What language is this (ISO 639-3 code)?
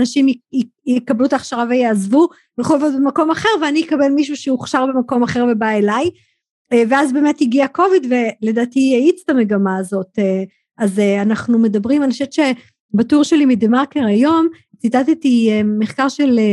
heb